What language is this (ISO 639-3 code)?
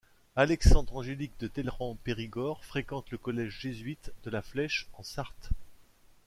fra